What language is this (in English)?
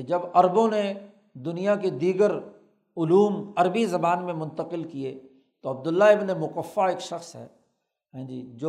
Urdu